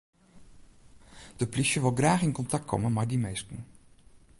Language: Western Frisian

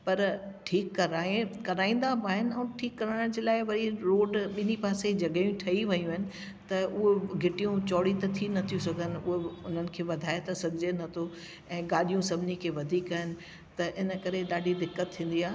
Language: Sindhi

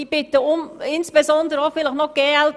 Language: Swiss German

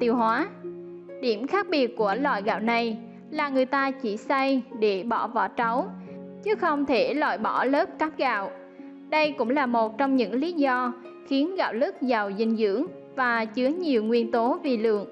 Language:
Vietnamese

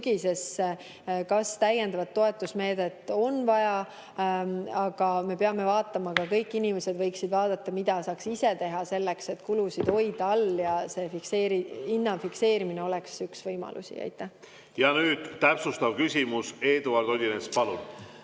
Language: Estonian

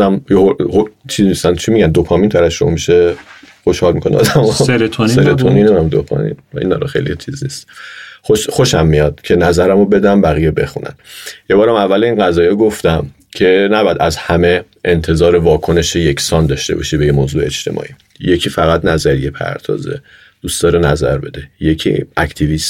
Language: Persian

